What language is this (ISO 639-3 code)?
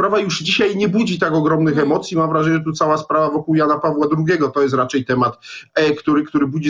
pol